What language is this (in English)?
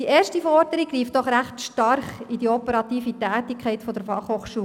Swiss German